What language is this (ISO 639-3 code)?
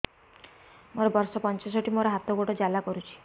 ori